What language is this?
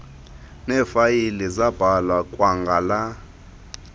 Xhosa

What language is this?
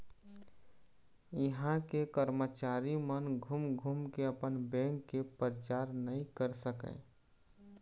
Chhattisgarhi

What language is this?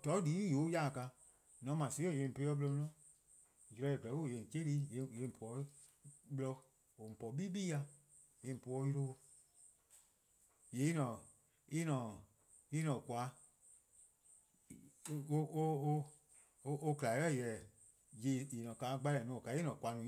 Eastern Krahn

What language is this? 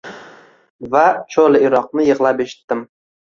Uzbek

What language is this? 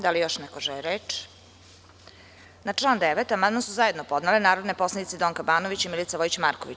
Serbian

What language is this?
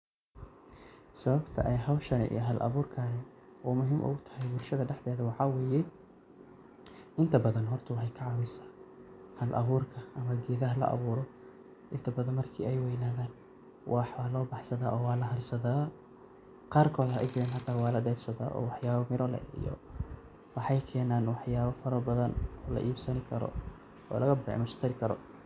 Somali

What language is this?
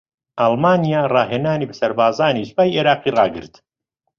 Central Kurdish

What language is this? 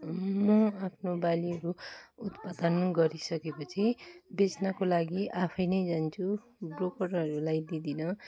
Nepali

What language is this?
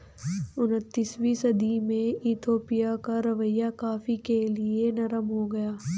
Hindi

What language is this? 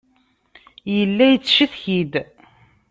Kabyle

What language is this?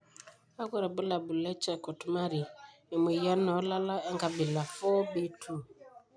Masai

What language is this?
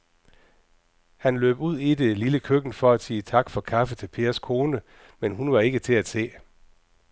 Danish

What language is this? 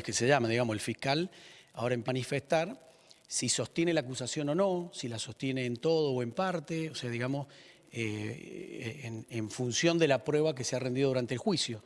Spanish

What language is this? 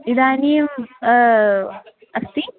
Sanskrit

